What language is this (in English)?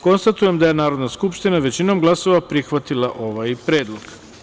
Serbian